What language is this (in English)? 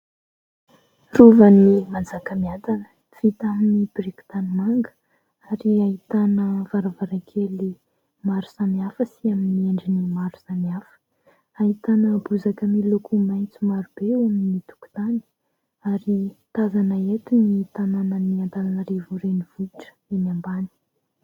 Malagasy